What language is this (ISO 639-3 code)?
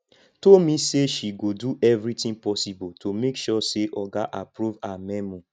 pcm